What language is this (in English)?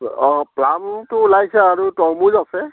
Assamese